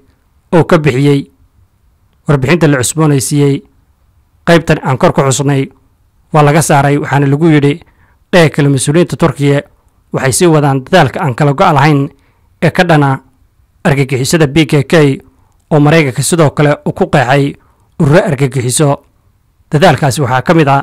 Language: Arabic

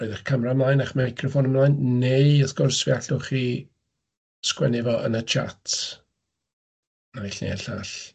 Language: Welsh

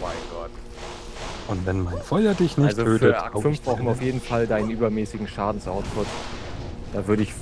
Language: German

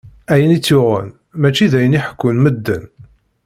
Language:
Kabyle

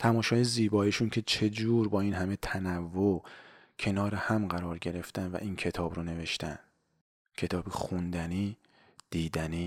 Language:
Persian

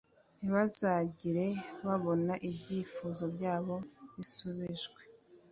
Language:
Kinyarwanda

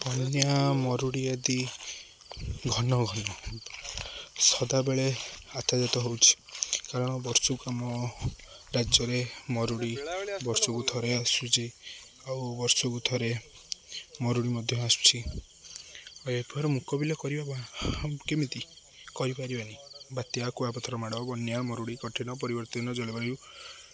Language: Odia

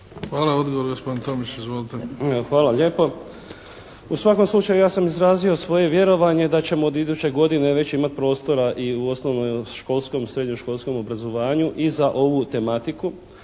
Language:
Croatian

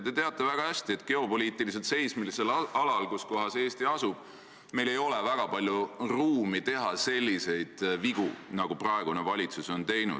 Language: Estonian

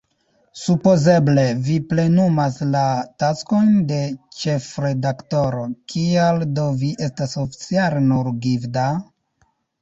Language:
Esperanto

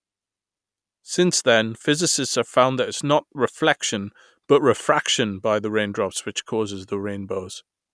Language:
English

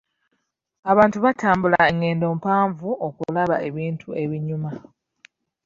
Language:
Ganda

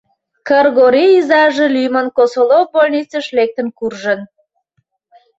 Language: Mari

